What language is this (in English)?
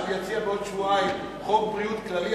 Hebrew